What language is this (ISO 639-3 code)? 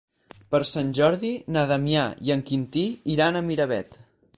cat